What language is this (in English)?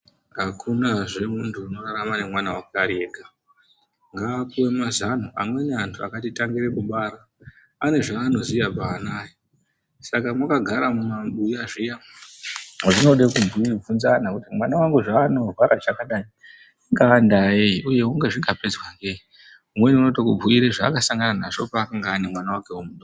Ndau